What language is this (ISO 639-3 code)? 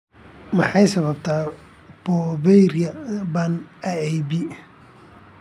som